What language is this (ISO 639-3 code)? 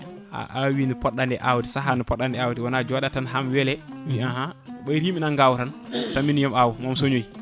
ful